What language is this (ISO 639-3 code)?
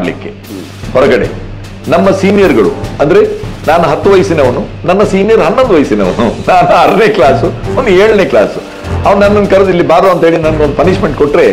kan